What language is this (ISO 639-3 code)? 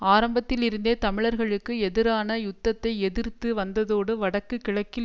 tam